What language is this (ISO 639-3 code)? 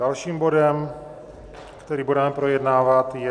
ces